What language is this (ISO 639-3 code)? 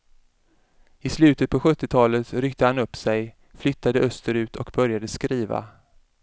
swe